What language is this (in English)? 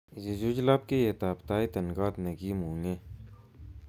Kalenjin